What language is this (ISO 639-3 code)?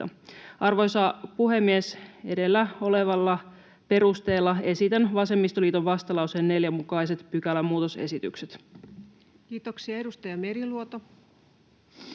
fin